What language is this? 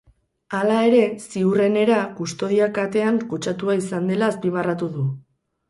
Basque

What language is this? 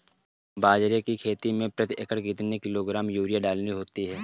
Hindi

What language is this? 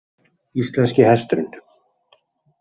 Icelandic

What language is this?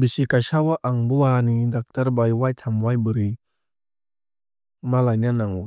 Kok Borok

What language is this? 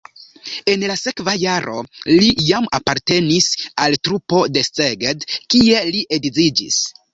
Esperanto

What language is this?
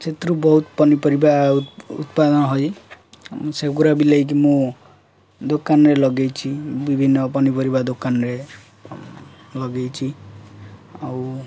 Odia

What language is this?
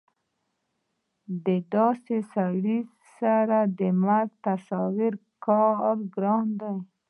Pashto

